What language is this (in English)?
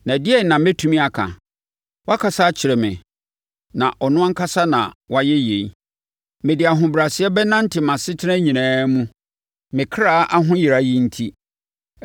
Akan